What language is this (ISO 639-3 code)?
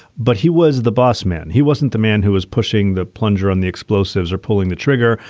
eng